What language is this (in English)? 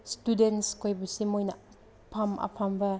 Manipuri